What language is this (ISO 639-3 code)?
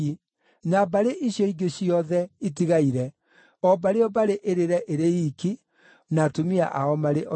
kik